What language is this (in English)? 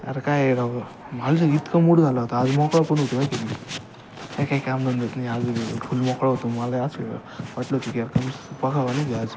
Marathi